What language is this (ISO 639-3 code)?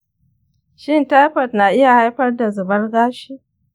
hau